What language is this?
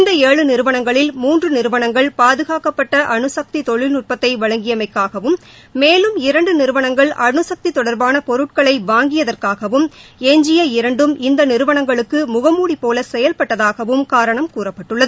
Tamil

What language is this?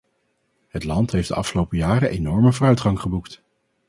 Dutch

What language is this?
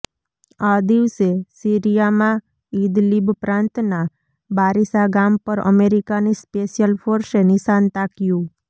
Gujarati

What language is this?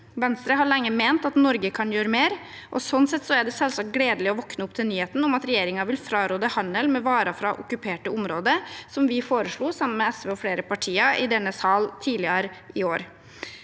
Norwegian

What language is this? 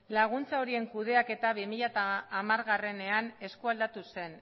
Basque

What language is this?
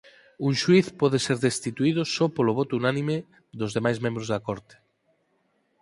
Galician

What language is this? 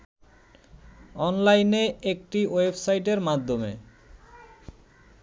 Bangla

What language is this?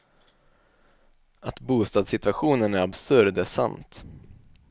Swedish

